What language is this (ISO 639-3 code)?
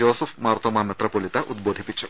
mal